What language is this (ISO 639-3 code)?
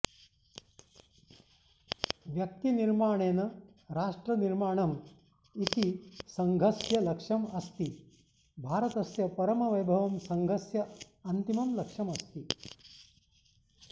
san